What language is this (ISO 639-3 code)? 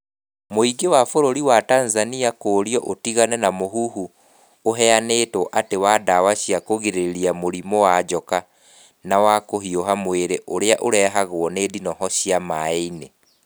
kik